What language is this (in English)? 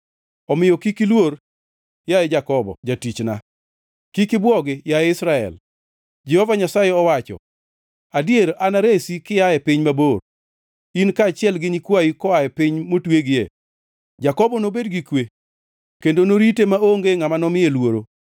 Luo (Kenya and Tanzania)